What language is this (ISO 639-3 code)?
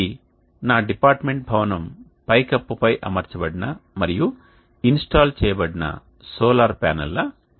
tel